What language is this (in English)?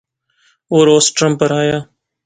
Pahari-Potwari